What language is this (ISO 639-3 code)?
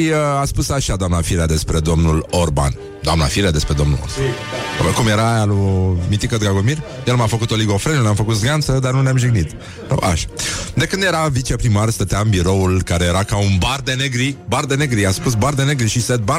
ron